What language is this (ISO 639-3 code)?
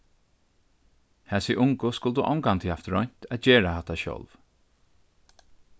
fao